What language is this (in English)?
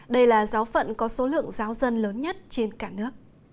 Vietnamese